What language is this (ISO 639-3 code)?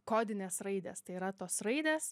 lit